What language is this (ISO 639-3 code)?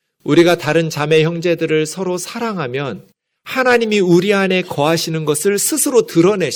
kor